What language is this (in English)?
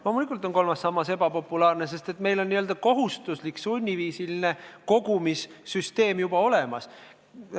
Estonian